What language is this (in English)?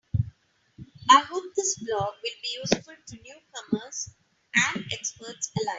English